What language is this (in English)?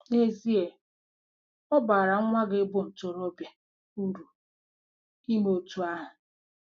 Igbo